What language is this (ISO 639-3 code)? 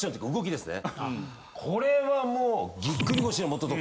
jpn